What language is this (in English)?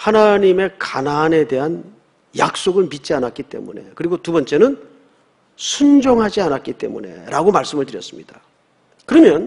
Korean